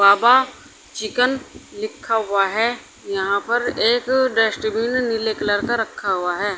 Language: Hindi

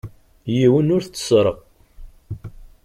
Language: Kabyle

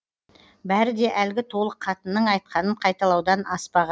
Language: Kazakh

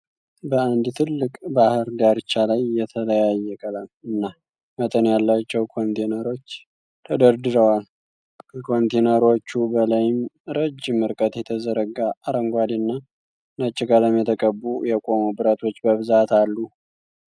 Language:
Amharic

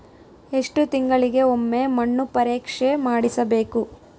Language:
Kannada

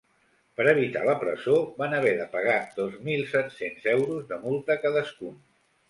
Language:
Catalan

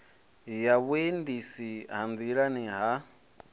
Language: Venda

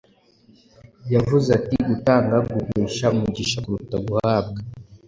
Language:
Kinyarwanda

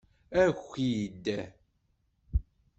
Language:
Kabyle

